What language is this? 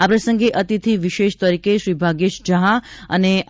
Gujarati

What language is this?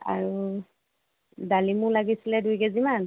Assamese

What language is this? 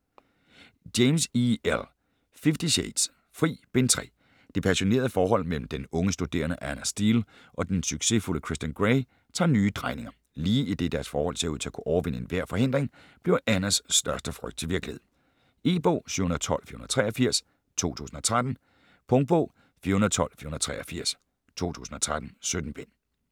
Danish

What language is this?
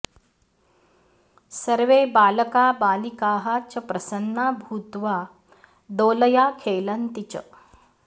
Sanskrit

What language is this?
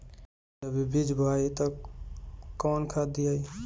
Bhojpuri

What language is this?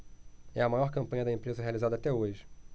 Portuguese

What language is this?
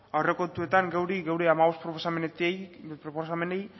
Basque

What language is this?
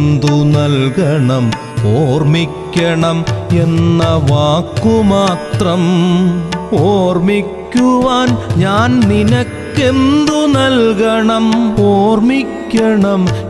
Malayalam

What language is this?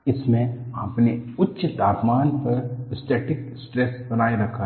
Hindi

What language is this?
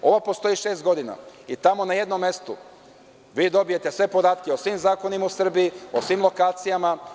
Serbian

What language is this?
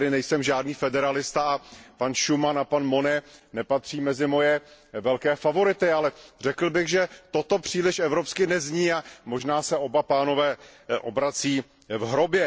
Czech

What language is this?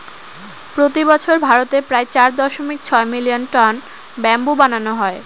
Bangla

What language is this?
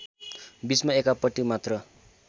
Nepali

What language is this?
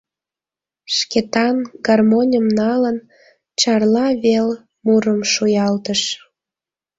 Mari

